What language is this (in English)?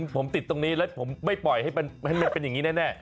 Thai